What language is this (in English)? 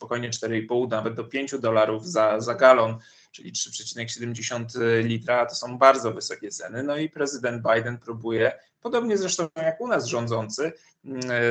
Polish